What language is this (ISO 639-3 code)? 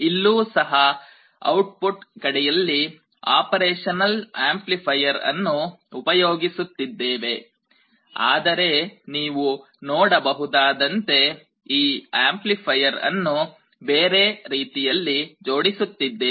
kan